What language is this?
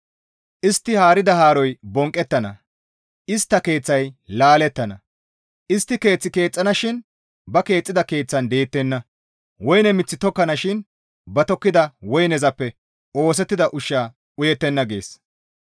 Gamo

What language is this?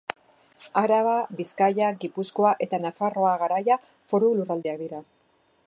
Basque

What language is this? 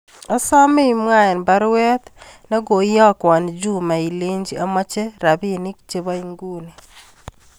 Kalenjin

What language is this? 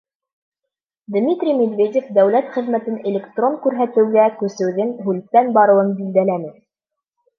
Bashkir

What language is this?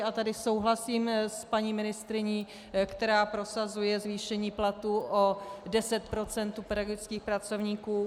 Czech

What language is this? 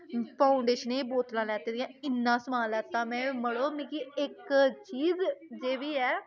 Dogri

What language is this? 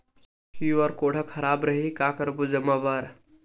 Chhattisgarhi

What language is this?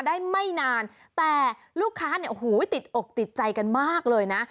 Thai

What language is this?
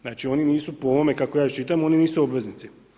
Croatian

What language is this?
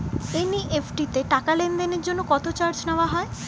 Bangla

